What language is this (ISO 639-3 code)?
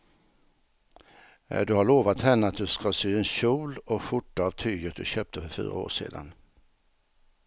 swe